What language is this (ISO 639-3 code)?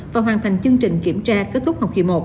vie